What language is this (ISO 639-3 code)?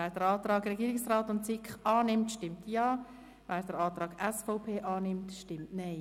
gsw